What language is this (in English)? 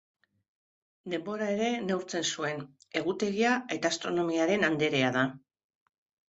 Basque